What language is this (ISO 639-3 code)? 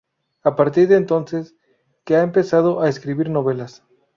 spa